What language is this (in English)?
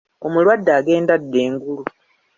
Ganda